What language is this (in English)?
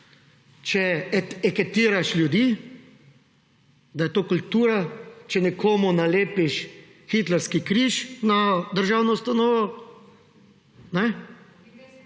Slovenian